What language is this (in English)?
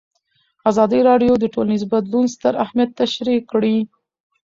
Pashto